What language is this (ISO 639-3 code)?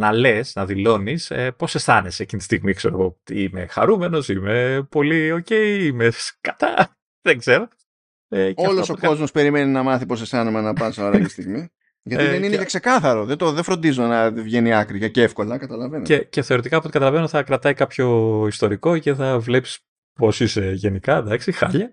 ell